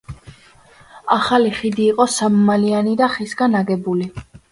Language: Georgian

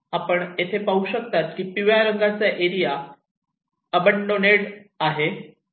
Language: Marathi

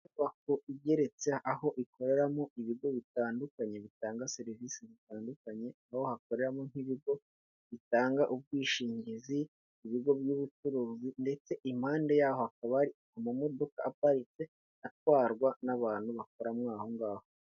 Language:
Kinyarwanda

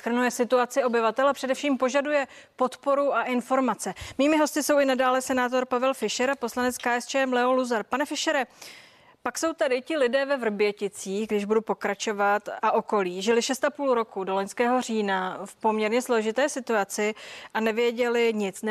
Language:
Czech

